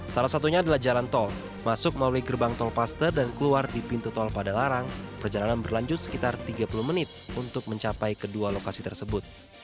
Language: Indonesian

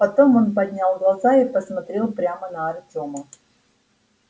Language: Russian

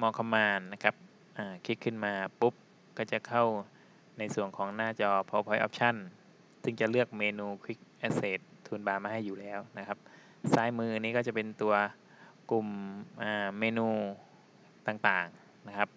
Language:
Thai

